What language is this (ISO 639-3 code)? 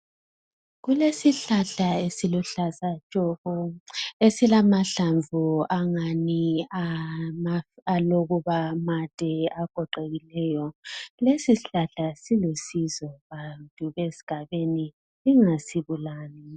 nde